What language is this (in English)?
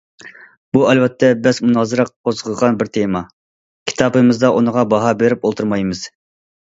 Uyghur